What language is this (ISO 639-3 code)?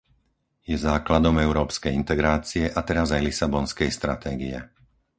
slk